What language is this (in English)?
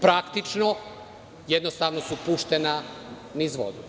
Serbian